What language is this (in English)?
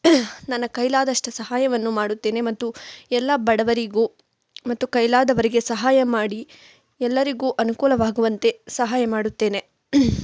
Kannada